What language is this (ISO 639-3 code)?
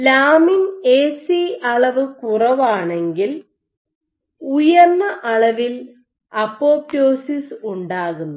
mal